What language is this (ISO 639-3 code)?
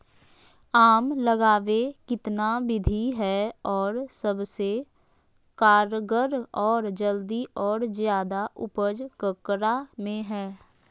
mag